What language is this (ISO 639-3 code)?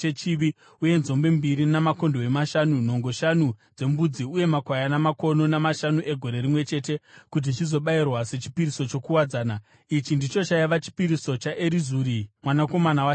sna